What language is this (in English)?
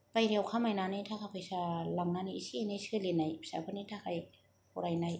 Bodo